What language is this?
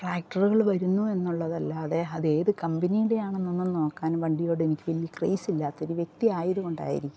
Malayalam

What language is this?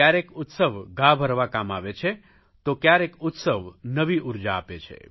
Gujarati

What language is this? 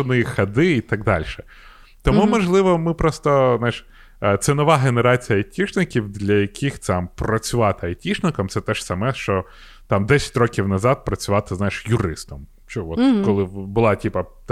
Ukrainian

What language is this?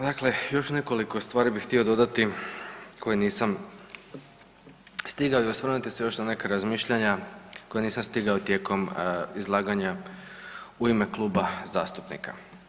Croatian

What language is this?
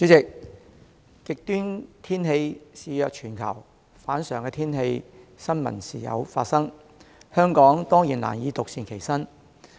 Cantonese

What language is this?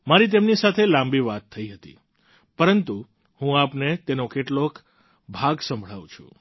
Gujarati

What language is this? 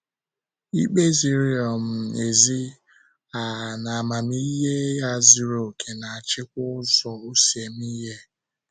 Igbo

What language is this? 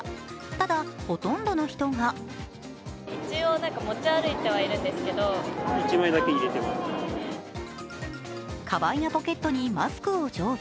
Japanese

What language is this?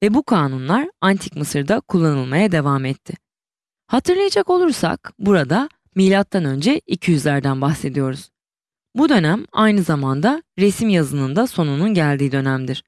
Turkish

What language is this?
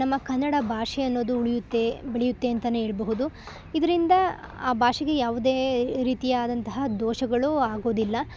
Kannada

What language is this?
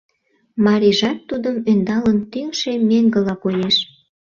Mari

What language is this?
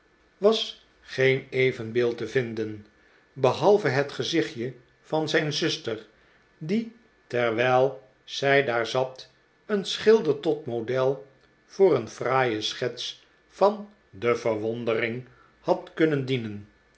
Dutch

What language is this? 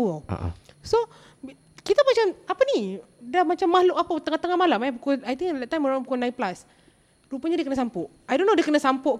Malay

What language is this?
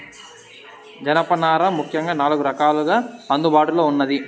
Telugu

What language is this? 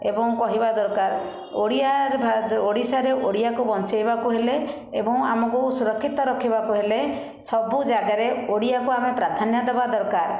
Odia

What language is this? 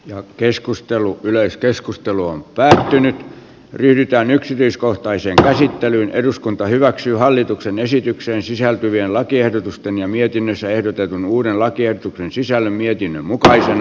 Finnish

